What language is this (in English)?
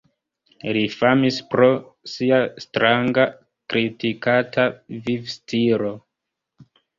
Esperanto